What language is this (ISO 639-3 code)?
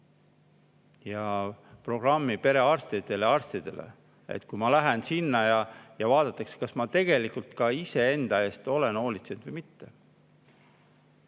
est